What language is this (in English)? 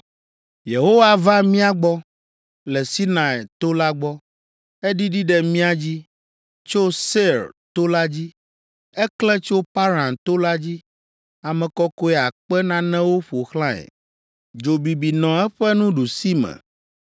Ewe